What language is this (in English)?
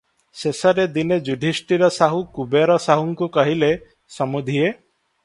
Odia